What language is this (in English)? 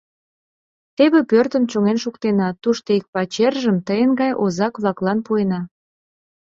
Mari